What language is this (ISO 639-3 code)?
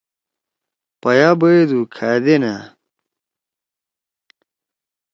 trw